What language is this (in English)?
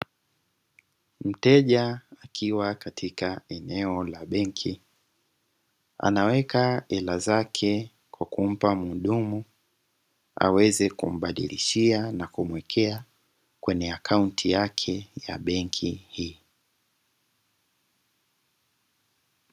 Swahili